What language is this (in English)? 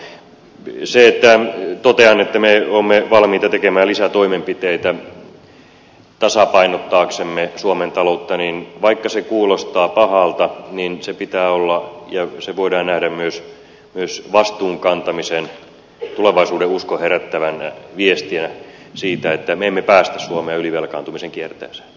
Finnish